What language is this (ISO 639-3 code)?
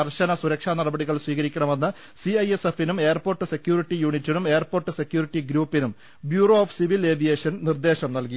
mal